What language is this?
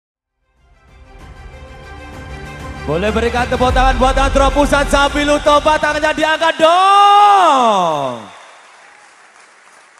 Arabic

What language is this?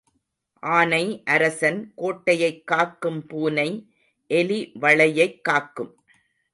Tamil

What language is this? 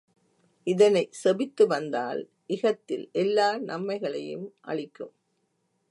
Tamil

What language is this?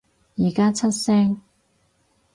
Cantonese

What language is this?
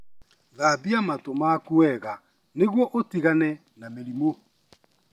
Kikuyu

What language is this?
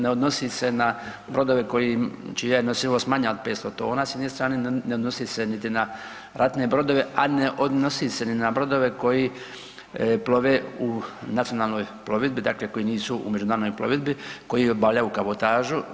Croatian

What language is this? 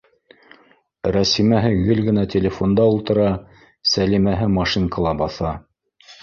Bashkir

